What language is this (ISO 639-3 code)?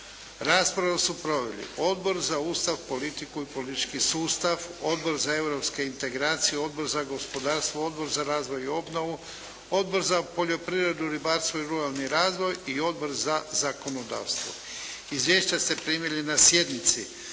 hrv